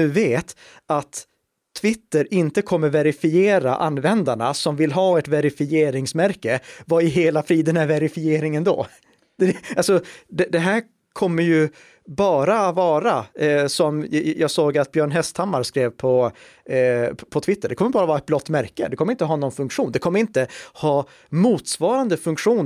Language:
Swedish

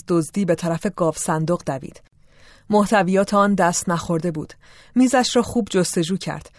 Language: Persian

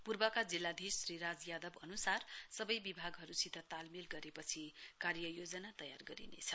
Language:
Nepali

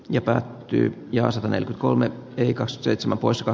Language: Finnish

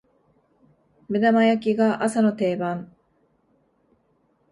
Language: Japanese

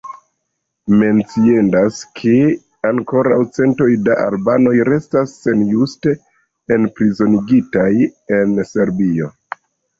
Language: Esperanto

